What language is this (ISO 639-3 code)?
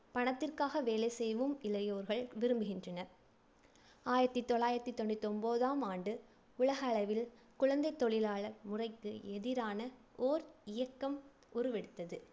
tam